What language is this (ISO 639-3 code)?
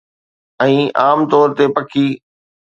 snd